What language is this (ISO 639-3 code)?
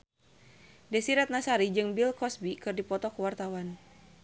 sun